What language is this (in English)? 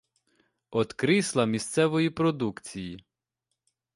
Ukrainian